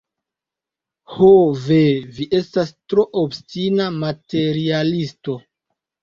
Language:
Esperanto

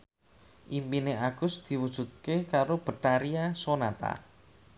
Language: Javanese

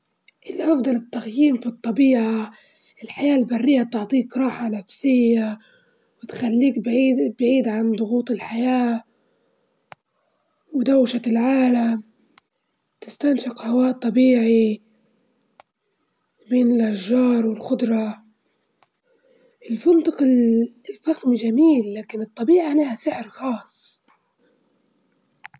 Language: Libyan Arabic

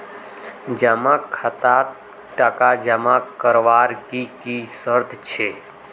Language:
Magahi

